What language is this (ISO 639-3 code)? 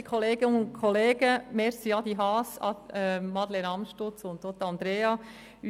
gsw